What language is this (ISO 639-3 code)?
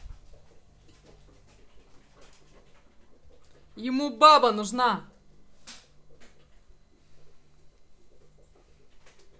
rus